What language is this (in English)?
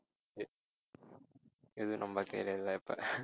Tamil